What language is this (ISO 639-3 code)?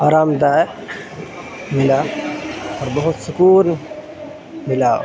urd